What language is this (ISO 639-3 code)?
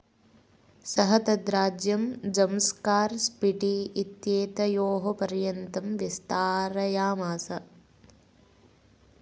san